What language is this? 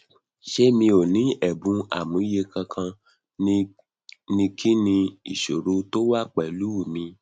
Yoruba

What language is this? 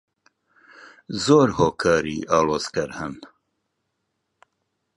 Central Kurdish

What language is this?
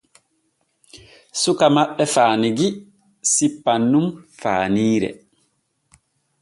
Borgu Fulfulde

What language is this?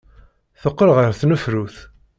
Kabyle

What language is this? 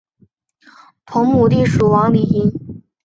Chinese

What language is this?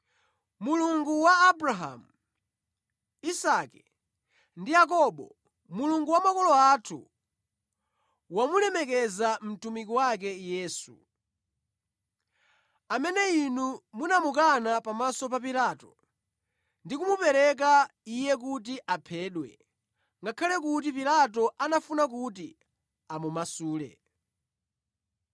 Nyanja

